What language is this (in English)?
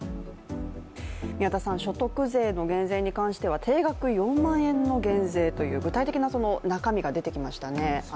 Japanese